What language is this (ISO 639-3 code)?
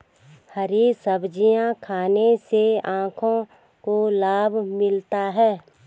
hin